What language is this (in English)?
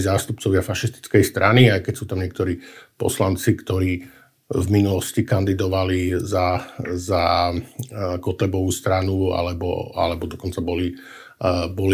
Slovak